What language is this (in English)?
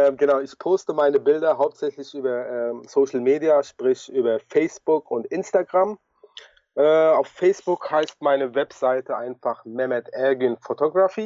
German